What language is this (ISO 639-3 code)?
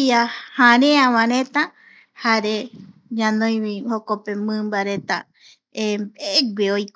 gui